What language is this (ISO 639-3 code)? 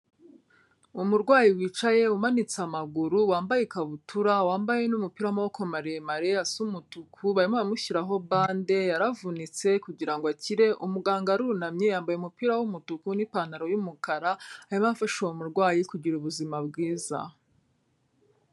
kin